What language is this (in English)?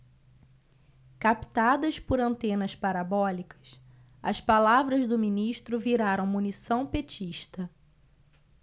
Portuguese